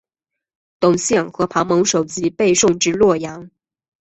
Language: Chinese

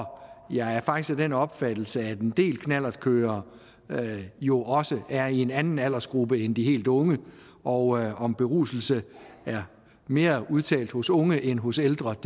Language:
Danish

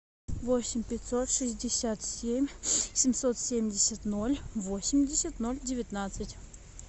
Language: Russian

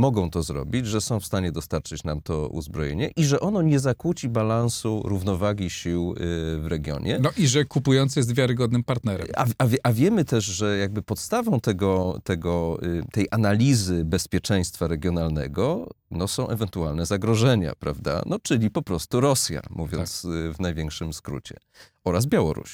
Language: Polish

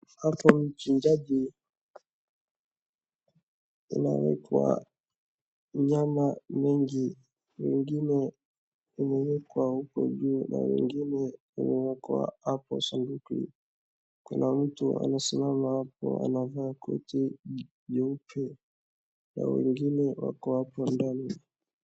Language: Swahili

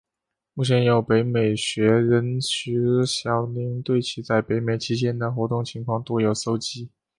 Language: Chinese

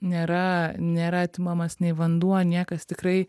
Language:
Lithuanian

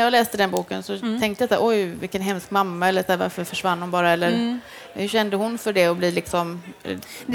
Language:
Swedish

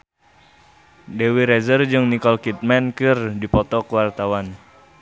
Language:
Sundanese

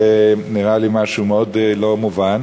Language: Hebrew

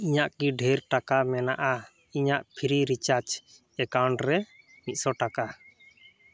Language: Santali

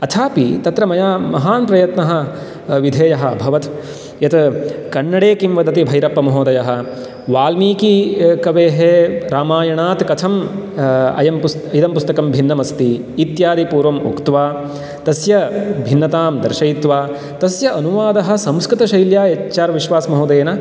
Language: Sanskrit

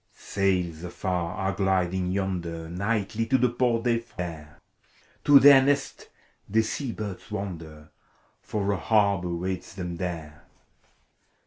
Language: English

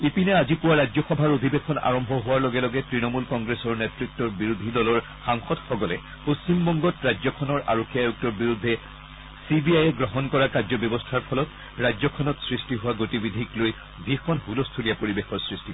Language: Assamese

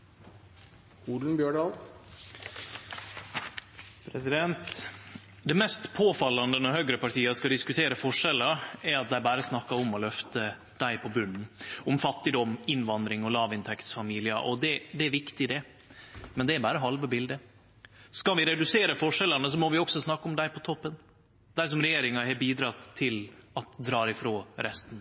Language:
Norwegian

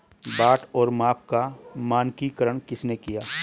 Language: Hindi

